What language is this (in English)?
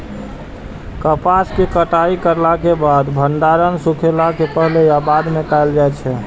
Maithili